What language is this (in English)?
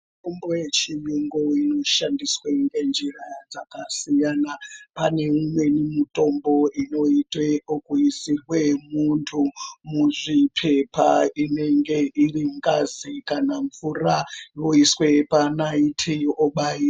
Ndau